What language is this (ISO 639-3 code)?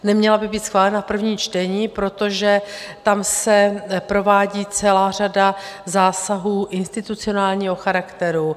ces